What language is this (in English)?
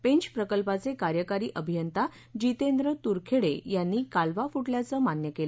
Marathi